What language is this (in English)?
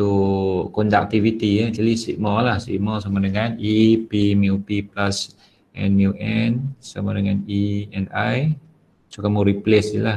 Malay